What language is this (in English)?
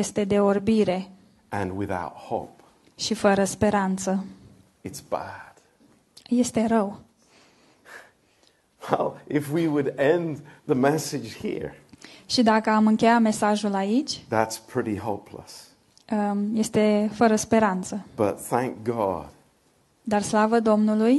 Romanian